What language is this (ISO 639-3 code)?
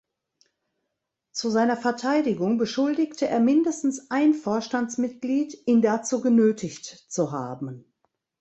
deu